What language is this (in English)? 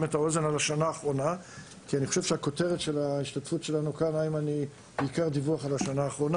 Hebrew